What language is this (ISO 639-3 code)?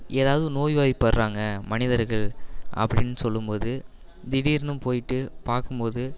tam